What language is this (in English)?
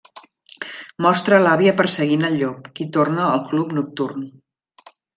Catalan